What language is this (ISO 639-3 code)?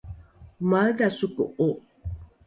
dru